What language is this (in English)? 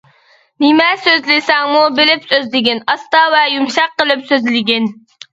Uyghur